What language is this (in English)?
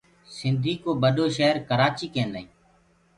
Gurgula